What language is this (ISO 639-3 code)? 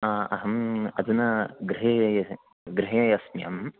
san